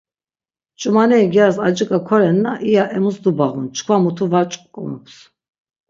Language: Laz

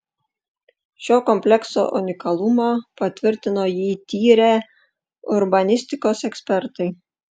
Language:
Lithuanian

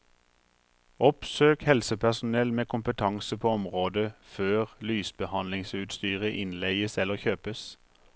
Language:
Norwegian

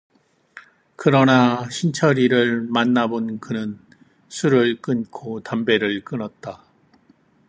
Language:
Korean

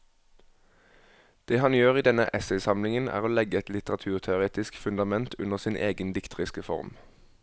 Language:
Norwegian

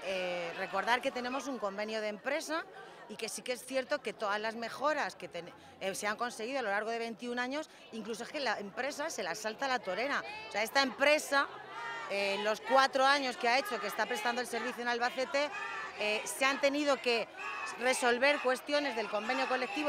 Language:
Spanish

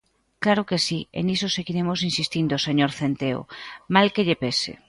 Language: Galician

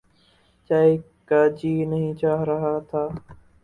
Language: Urdu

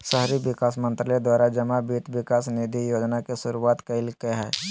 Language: Magahi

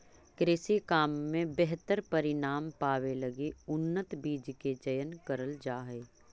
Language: Magahi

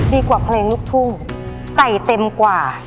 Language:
Thai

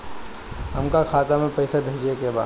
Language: Bhojpuri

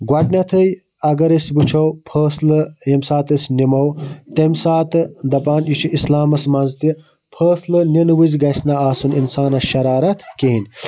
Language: Kashmiri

